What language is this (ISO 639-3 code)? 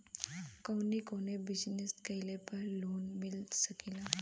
bho